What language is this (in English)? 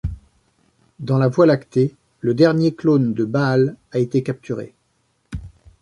French